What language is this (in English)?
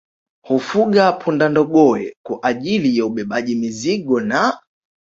Swahili